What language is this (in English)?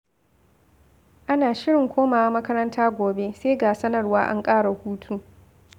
Hausa